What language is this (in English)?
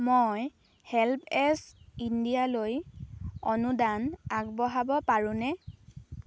Assamese